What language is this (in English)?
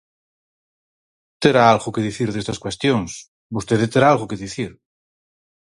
Galician